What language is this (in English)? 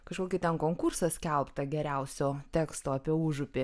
Lithuanian